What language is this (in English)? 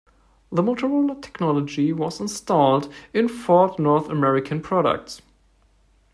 English